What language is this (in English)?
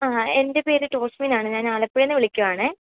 Malayalam